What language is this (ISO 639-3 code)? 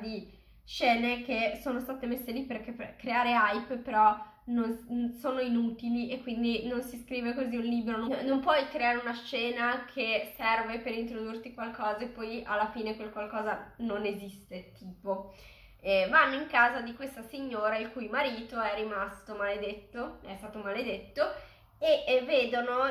ita